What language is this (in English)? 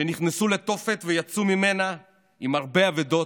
Hebrew